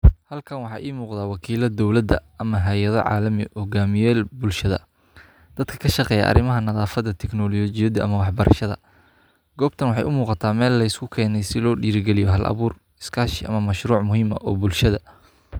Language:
Somali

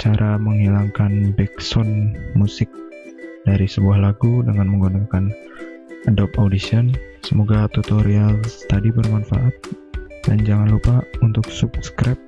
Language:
Indonesian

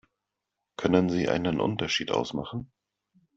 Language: German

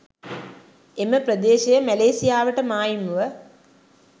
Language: Sinhala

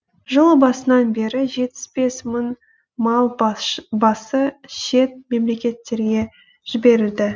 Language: Kazakh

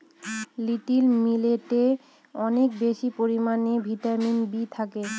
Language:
Bangla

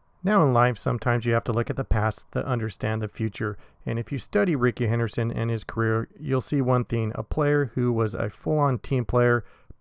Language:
English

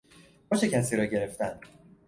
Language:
Persian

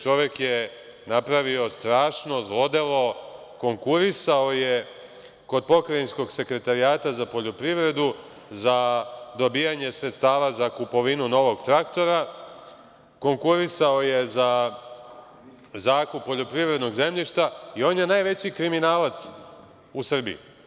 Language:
Serbian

